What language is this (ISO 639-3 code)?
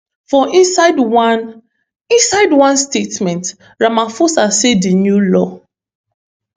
pcm